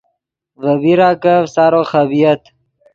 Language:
Yidgha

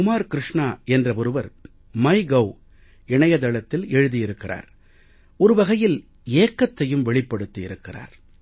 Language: Tamil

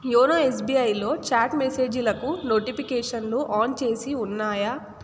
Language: Telugu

